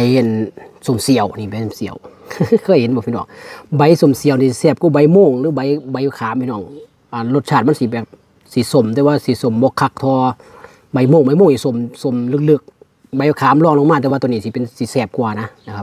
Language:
Thai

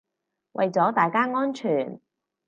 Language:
Cantonese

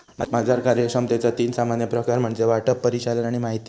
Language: Marathi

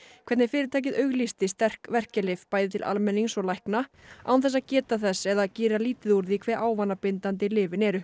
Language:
Icelandic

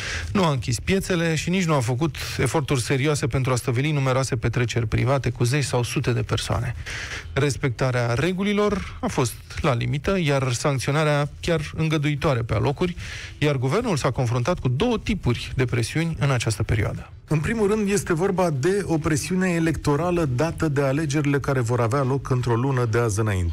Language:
Romanian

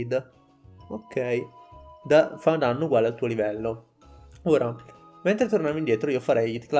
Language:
Italian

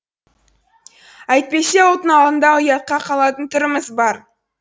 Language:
Kazakh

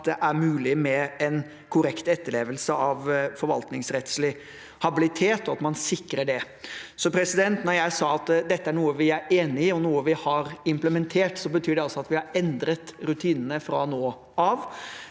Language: Norwegian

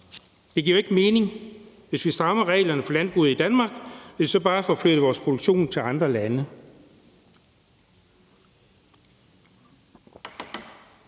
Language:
Danish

